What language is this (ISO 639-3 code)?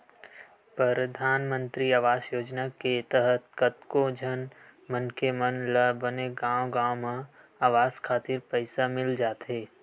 hne